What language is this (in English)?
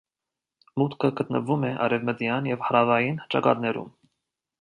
Armenian